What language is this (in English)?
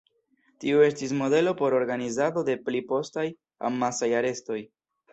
Esperanto